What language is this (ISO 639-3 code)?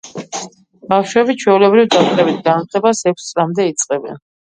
kat